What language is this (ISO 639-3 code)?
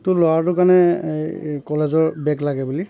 asm